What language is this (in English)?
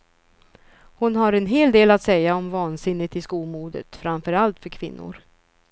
Swedish